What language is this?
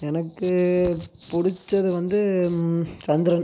Tamil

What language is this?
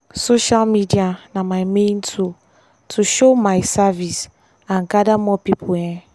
Nigerian Pidgin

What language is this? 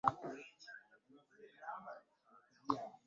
Ganda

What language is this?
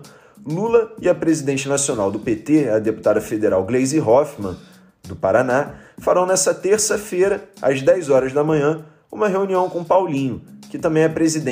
Portuguese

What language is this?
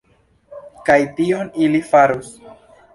Esperanto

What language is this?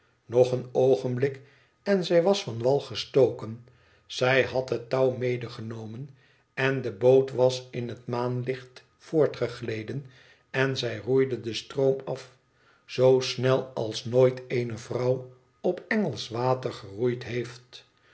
Dutch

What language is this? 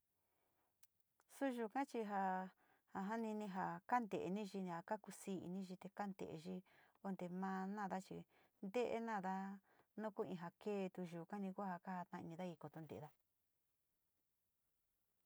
Sinicahua Mixtec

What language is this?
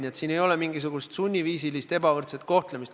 Estonian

